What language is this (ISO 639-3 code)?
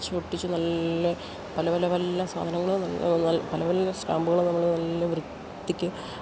mal